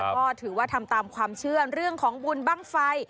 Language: Thai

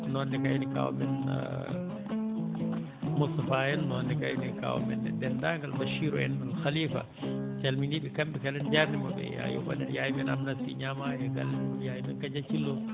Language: Fula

